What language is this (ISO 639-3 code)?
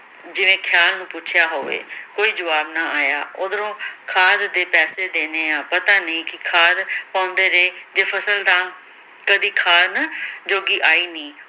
pan